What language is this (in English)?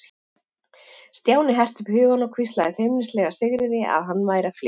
Icelandic